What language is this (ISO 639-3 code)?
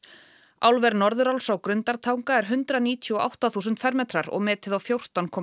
isl